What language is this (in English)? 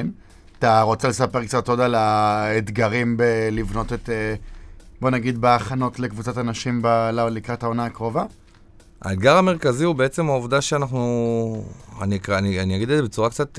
Hebrew